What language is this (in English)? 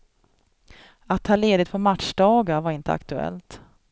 Swedish